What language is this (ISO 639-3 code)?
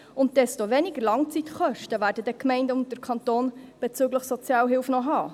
gsw